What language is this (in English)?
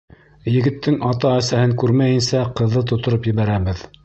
Bashkir